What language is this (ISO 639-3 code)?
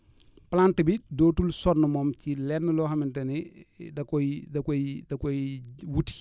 wol